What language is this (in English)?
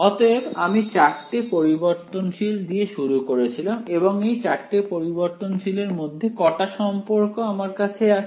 Bangla